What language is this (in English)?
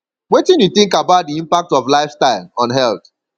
Nigerian Pidgin